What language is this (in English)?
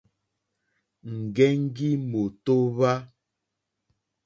Mokpwe